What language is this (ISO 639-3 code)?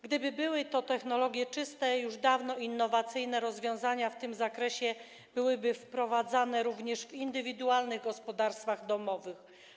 pol